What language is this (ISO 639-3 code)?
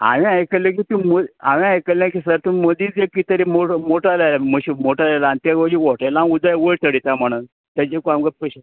kok